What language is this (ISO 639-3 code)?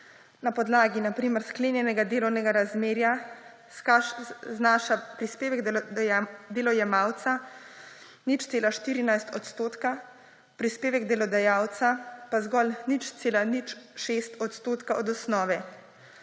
slv